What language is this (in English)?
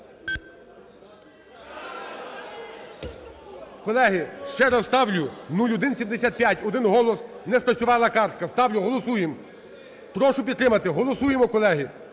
Ukrainian